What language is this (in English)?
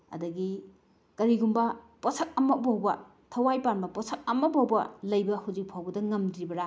Manipuri